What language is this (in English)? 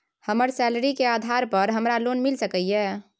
Maithili